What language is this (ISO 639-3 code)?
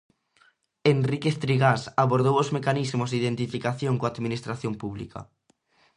glg